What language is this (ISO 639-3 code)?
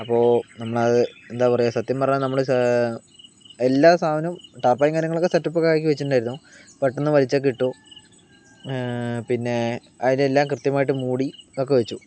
mal